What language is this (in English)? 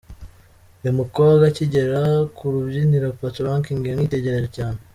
Kinyarwanda